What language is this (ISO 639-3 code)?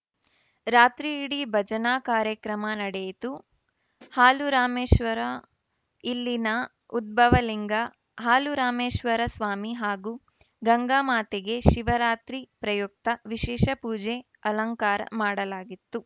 kan